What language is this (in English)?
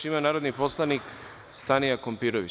Serbian